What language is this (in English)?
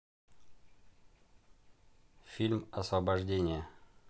Russian